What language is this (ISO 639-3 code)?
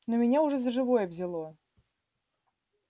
rus